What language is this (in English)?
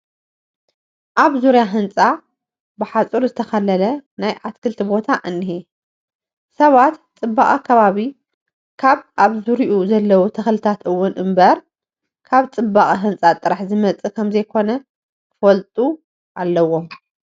Tigrinya